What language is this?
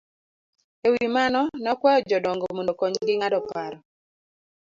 Luo (Kenya and Tanzania)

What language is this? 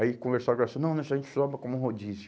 Portuguese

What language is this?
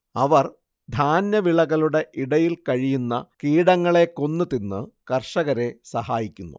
Malayalam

